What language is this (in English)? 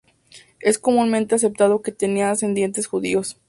Spanish